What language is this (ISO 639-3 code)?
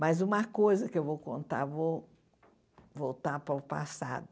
por